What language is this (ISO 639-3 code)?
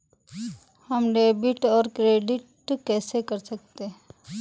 hin